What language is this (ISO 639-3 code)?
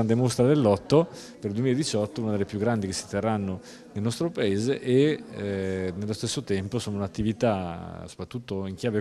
ita